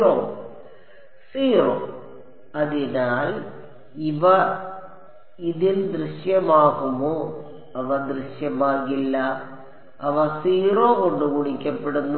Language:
Malayalam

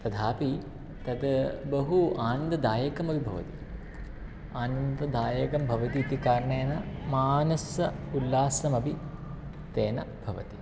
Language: Sanskrit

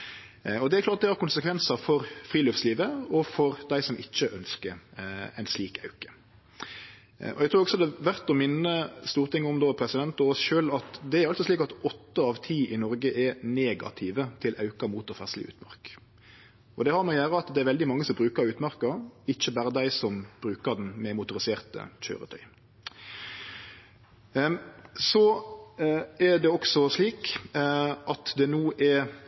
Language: Norwegian Nynorsk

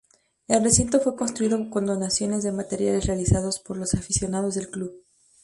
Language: Spanish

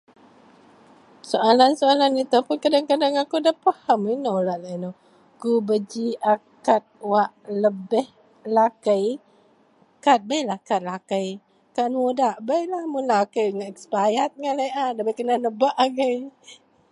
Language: Central Melanau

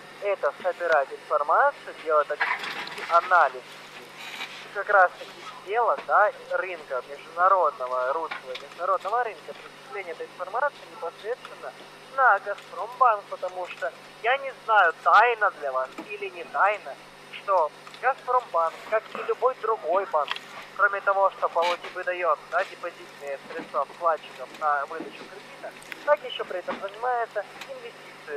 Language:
Russian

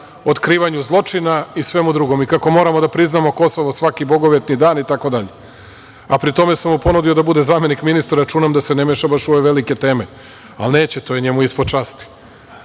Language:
Serbian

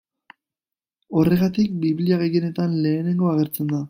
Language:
Basque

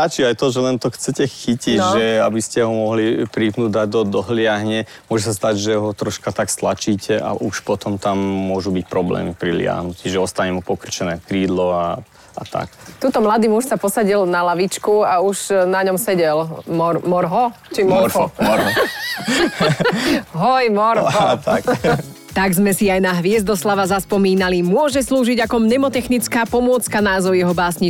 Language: Slovak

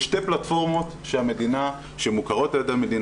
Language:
Hebrew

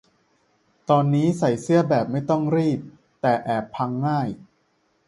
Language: Thai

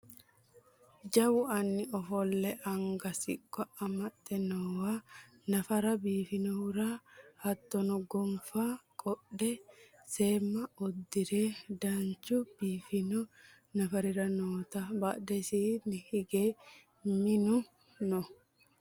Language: Sidamo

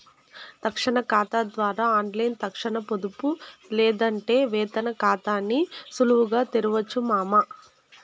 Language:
Telugu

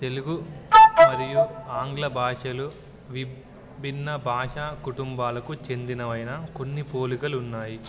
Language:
Telugu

